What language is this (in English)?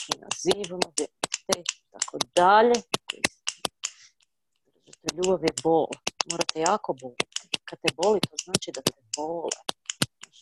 Croatian